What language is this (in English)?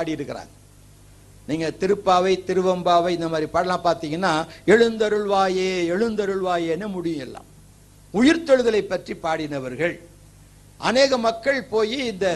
Tamil